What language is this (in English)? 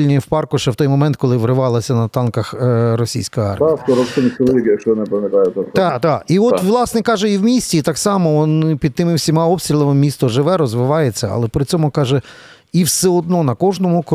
Ukrainian